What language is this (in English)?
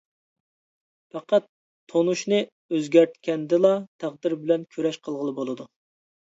Uyghur